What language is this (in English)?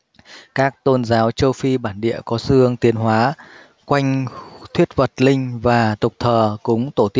Vietnamese